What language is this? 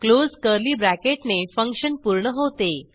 Marathi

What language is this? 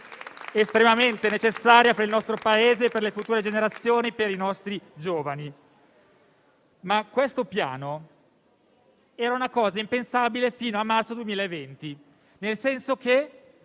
Italian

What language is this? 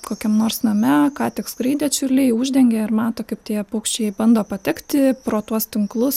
Lithuanian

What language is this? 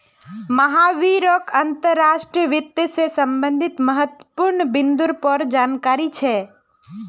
Magahi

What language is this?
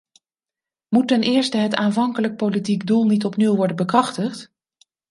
Dutch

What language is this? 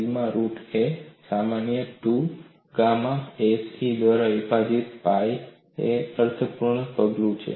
Gujarati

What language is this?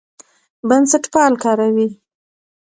Pashto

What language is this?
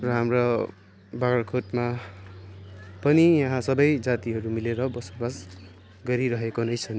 Nepali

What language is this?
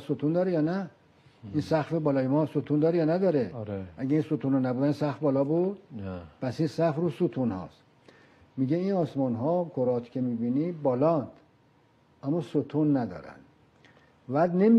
Persian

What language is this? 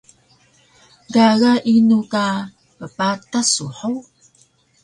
Taroko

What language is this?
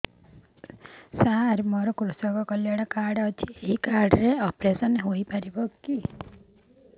Odia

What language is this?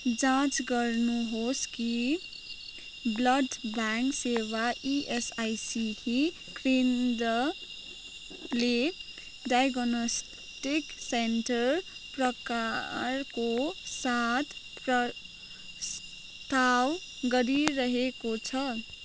Nepali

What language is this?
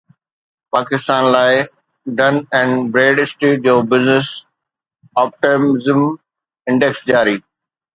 Sindhi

